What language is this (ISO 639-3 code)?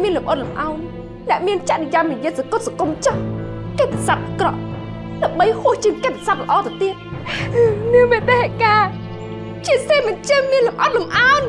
vie